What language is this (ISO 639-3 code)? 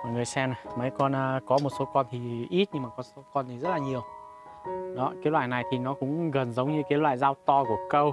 vie